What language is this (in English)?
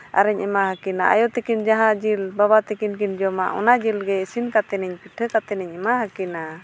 Santali